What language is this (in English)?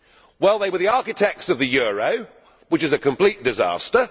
English